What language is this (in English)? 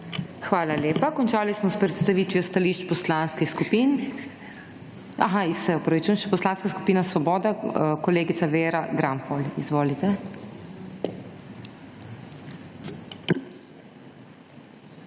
Slovenian